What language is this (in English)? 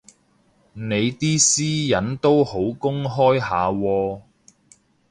Cantonese